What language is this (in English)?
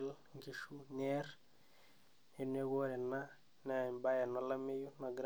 Masai